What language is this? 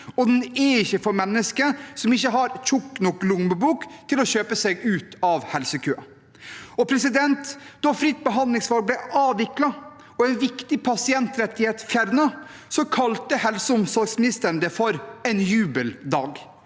Norwegian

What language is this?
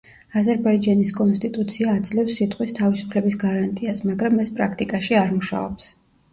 Georgian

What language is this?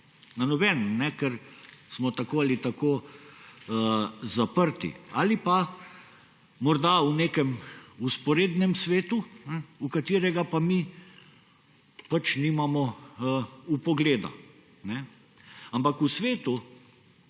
Slovenian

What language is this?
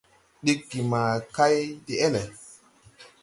Tupuri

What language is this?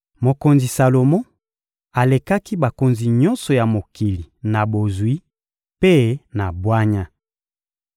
Lingala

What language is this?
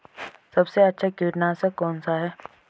Hindi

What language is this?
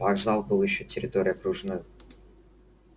Russian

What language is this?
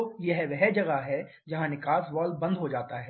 Hindi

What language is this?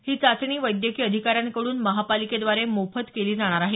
Marathi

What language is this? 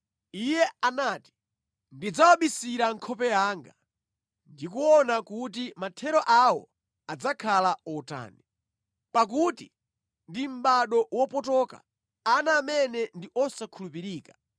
Nyanja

